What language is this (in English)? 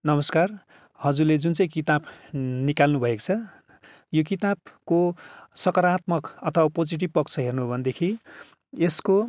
Nepali